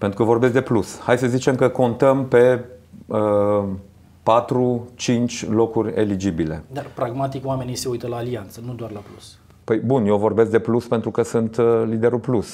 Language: Romanian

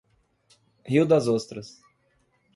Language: Portuguese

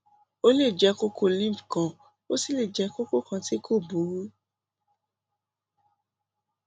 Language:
Yoruba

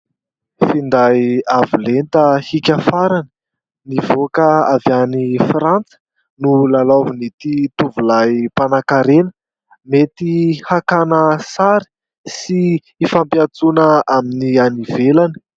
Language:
Malagasy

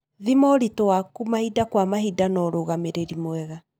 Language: Kikuyu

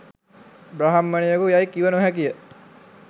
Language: Sinhala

